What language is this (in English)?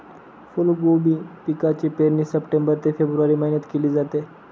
Marathi